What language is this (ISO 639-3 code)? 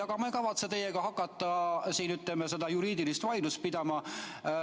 est